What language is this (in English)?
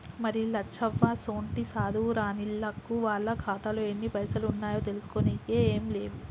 Telugu